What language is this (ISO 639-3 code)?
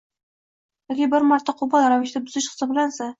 uzb